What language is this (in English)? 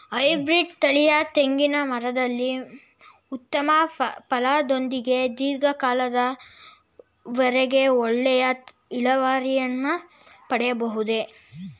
Kannada